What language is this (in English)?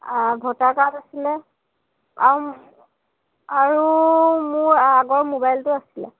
Assamese